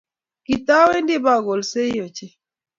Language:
Kalenjin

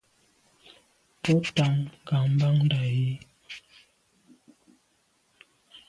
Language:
Medumba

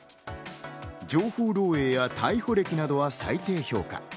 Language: Japanese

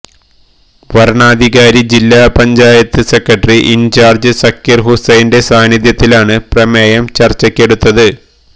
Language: Malayalam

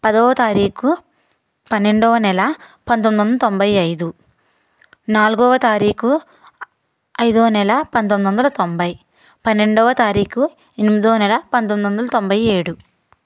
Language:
Telugu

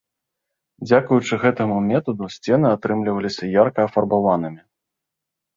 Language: Belarusian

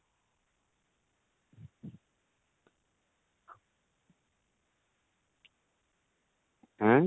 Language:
Odia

